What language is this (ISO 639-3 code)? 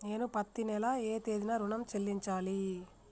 tel